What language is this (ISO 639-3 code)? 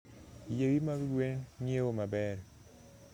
luo